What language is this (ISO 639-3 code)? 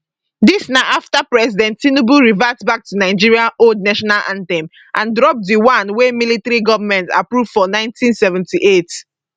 pcm